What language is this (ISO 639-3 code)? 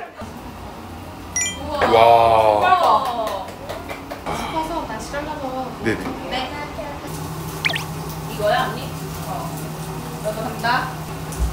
kor